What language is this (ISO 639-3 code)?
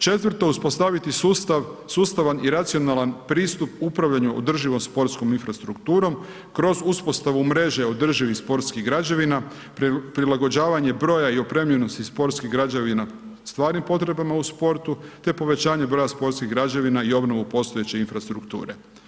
hrv